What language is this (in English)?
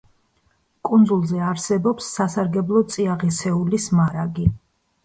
Georgian